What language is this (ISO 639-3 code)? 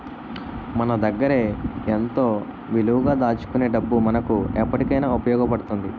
tel